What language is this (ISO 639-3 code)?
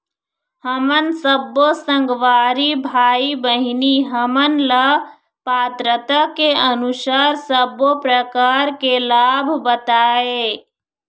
hne